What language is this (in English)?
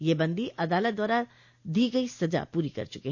Hindi